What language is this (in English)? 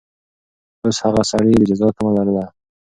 Pashto